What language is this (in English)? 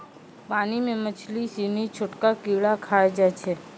Maithili